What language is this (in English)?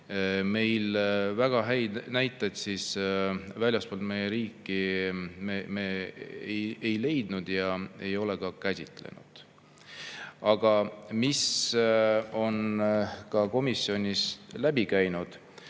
Estonian